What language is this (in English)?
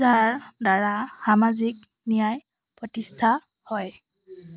Assamese